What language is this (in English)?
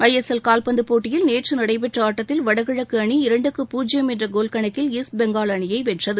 Tamil